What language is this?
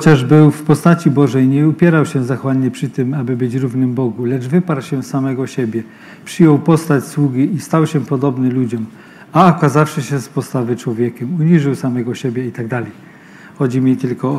Polish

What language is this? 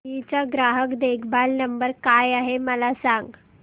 Marathi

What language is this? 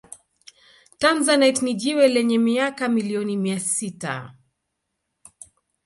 Swahili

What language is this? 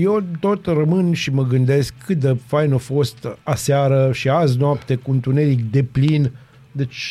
Romanian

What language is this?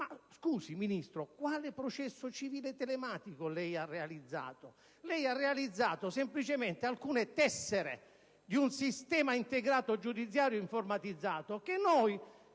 Italian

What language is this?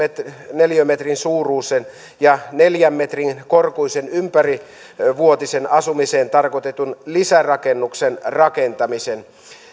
Finnish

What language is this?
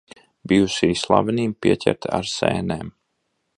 Latvian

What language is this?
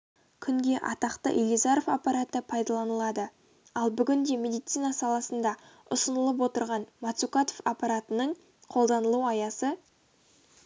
Kazakh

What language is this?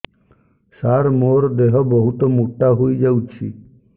Odia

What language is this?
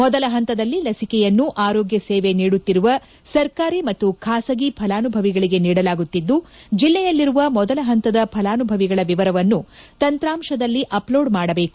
Kannada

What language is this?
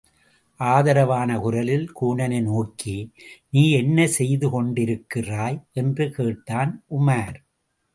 Tamil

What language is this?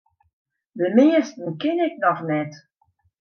Western Frisian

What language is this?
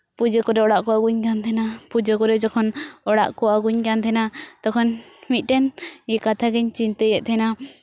Santali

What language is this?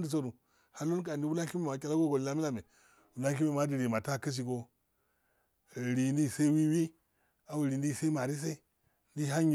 Afade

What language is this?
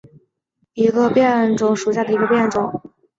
Chinese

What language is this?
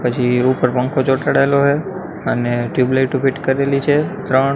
Gujarati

